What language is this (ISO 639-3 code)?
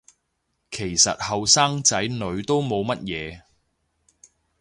yue